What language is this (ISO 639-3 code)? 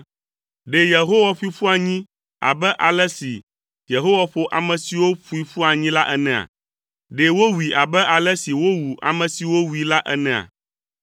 ewe